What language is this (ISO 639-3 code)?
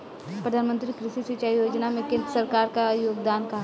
bho